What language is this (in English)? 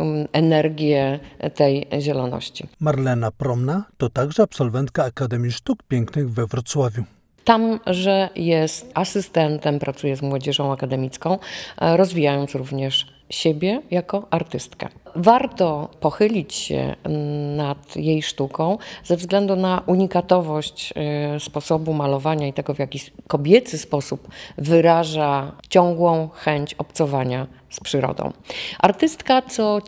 Polish